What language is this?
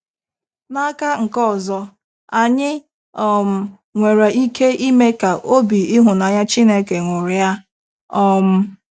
Igbo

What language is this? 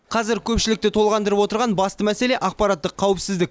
Kazakh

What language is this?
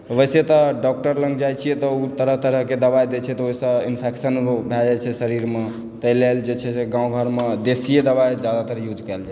Maithili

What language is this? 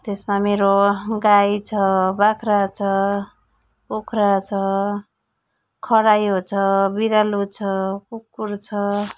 Nepali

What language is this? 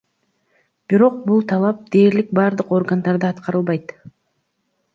Kyrgyz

